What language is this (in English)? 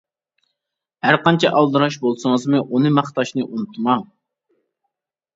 Uyghur